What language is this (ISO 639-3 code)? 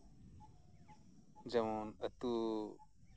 sat